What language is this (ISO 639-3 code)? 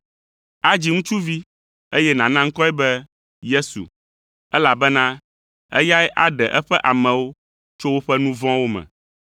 ewe